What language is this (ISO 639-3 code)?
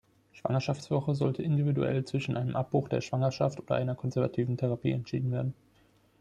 deu